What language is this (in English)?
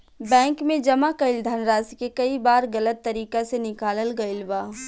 Bhojpuri